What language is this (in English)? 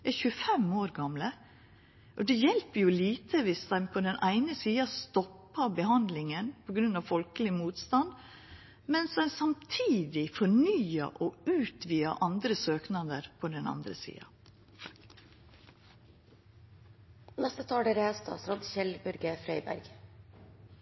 Norwegian Nynorsk